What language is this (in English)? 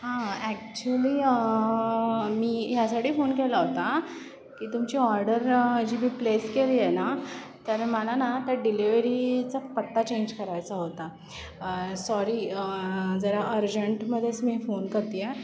Marathi